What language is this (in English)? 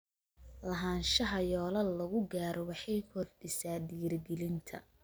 Somali